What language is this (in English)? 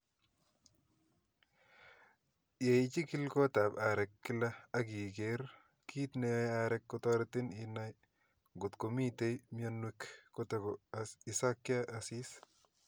Kalenjin